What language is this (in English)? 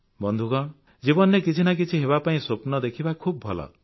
Odia